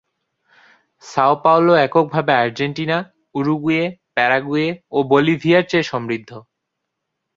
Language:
Bangla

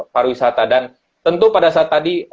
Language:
Indonesian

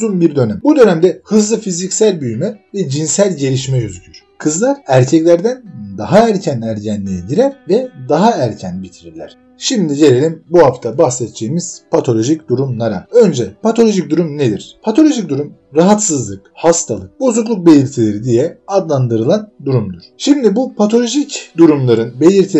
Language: Turkish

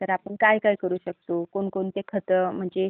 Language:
Marathi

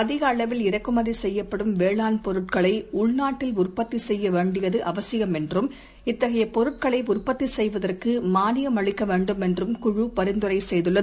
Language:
Tamil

